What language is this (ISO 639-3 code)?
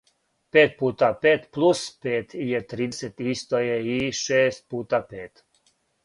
srp